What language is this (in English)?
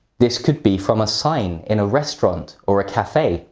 English